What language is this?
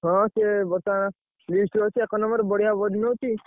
Odia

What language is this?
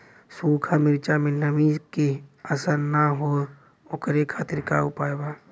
Bhojpuri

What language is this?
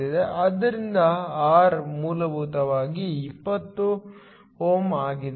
Kannada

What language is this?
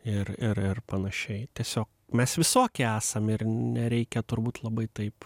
Lithuanian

